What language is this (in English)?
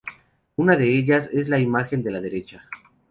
Spanish